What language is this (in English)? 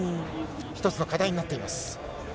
Japanese